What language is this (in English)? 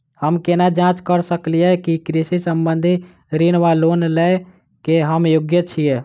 Maithili